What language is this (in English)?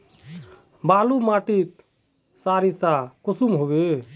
Magahi